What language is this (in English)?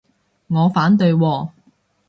Cantonese